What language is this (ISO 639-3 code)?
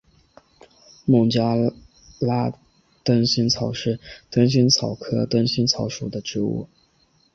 zho